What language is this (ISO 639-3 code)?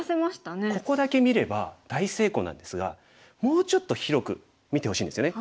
jpn